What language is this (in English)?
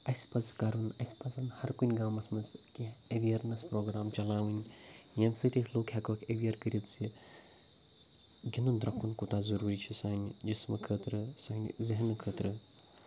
Kashmiri